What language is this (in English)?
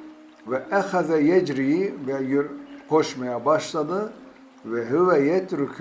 Turkish